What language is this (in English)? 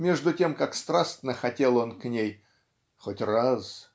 Russian